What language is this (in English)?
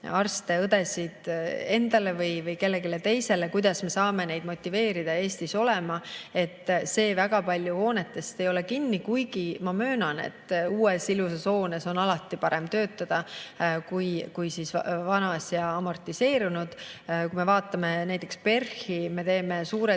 Estonian